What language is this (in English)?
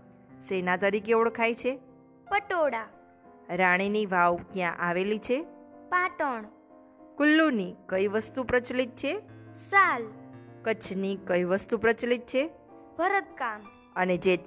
Gujarati